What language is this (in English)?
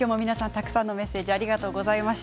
Japanese